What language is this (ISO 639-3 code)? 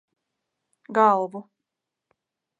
lav